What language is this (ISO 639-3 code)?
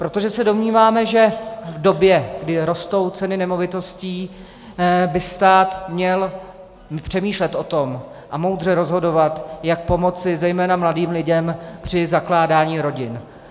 ces